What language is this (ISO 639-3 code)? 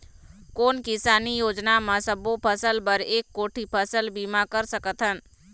hne